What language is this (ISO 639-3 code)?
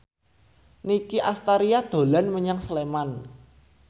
jav